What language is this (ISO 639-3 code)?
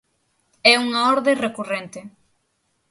glg